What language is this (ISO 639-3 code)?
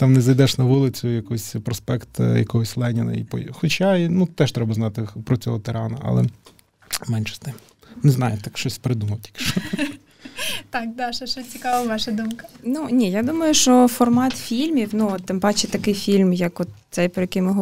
ukr